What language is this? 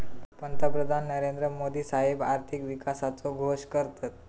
Marathi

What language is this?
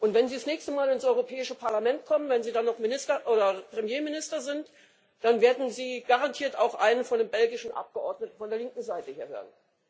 German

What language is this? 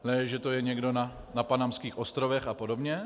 Czech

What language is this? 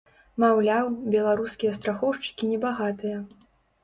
Belarusian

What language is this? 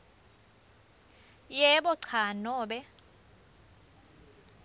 Swati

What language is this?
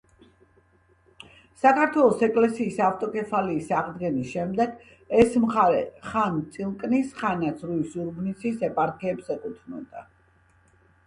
Georgian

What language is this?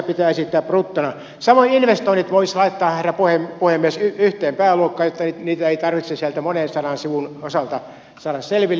Finnish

